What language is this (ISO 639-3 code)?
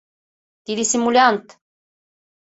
chm